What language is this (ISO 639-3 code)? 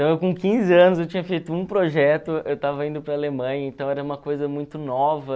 por